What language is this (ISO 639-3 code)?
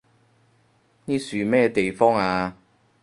yue